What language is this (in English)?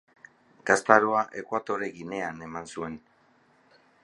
Basque